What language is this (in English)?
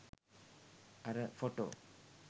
Sinhala